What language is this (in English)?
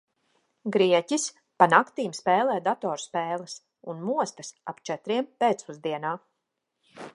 Latvian